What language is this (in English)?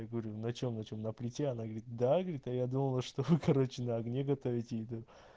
Russian